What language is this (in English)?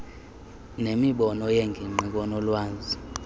Xhosa